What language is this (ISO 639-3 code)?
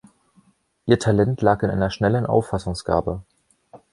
deu